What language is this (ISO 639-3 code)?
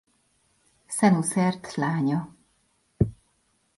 hun